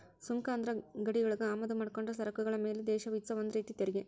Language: Kannada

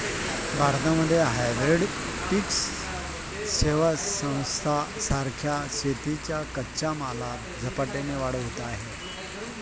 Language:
Marathi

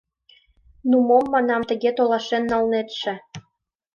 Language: Mari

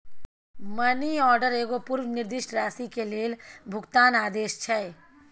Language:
Maithili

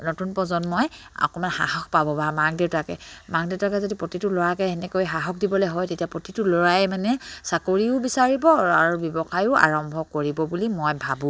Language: Assamese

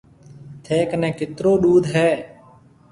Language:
Marwari (Pakistan)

